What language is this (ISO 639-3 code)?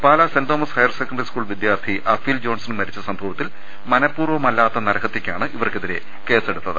mal